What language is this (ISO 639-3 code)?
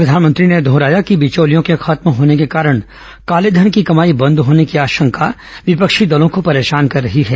hin